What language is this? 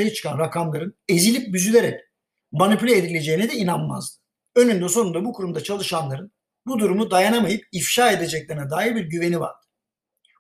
Turkish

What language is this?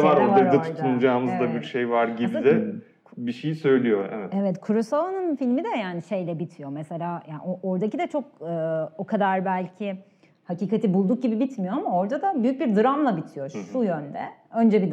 Turkish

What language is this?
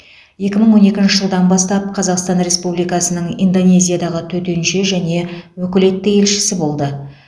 Kazakh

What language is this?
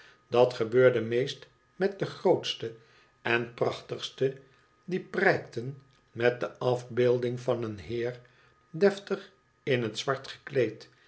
Dutch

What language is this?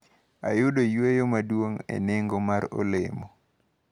Luo (Kenya and Tanzania)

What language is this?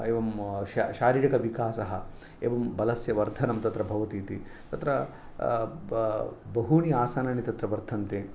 Sanskrit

